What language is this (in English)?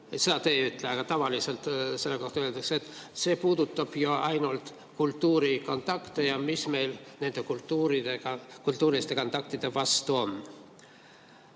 Estonian